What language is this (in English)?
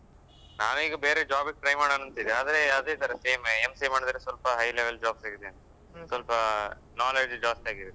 Kannada